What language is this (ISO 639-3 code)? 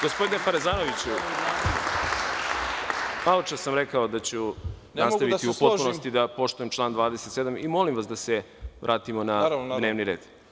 srp